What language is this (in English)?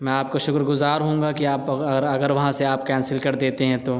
Urdu